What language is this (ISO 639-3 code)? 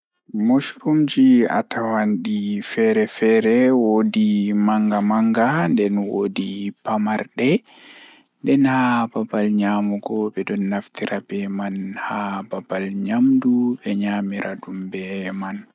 ful